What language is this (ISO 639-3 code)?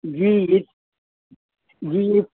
urd